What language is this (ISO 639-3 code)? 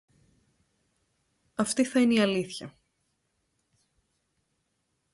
ell